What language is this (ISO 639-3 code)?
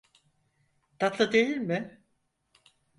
tur